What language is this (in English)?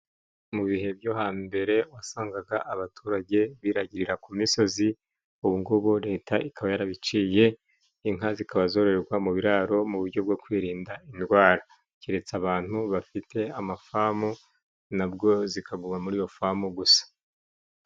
Kinyarwanda